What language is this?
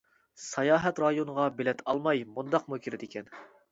Uyghur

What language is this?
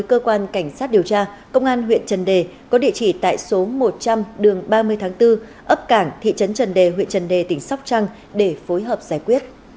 Vietnamese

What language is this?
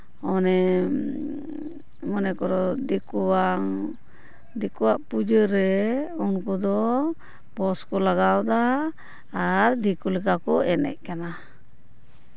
Santali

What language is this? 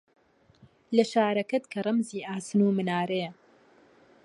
Central Kurdish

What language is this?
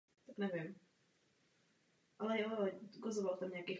Czech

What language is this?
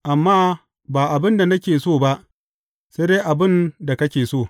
Hausa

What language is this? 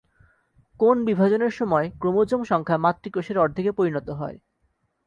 Bangla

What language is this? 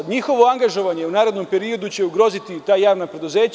Serbian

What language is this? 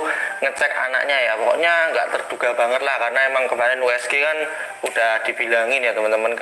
Indonesian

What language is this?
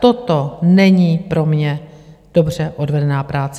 Czech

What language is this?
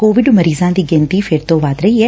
Punjabi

